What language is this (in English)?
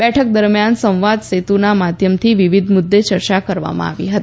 Gujarati